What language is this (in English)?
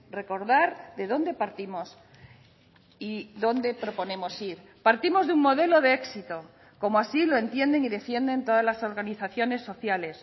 Spanish